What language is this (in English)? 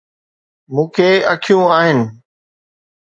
Sindhi